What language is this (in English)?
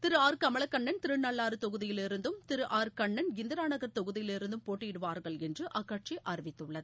Tamil